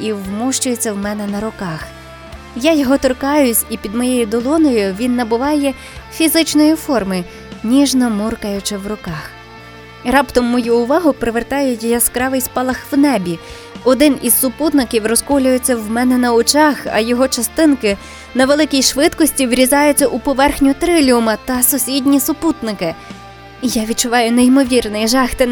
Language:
Ukrainian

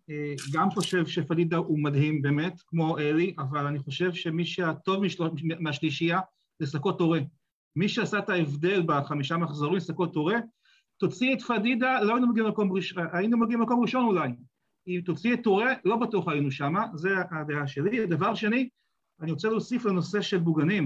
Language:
Hebrew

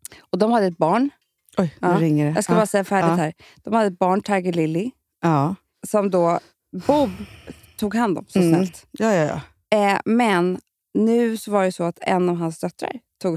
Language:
Swedish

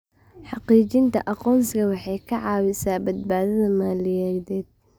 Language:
Somali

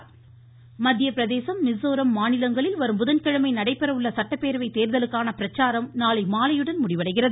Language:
Tamil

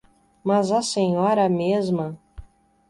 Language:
Portuguese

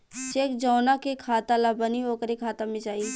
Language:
Bhojpuri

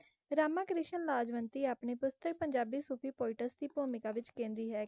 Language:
Punjabi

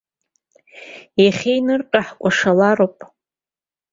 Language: Abkhazian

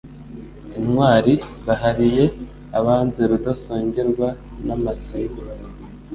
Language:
Kinyarwanda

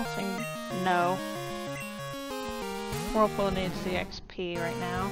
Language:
English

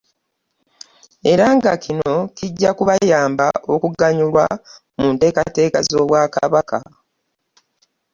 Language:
Ganda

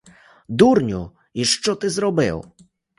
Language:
Ukrainian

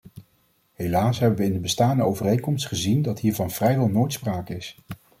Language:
Dutch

